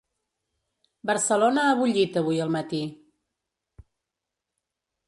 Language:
Catalan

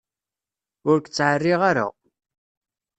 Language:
Kabyle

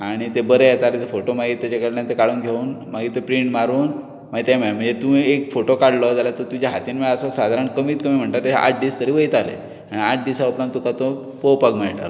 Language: Konkani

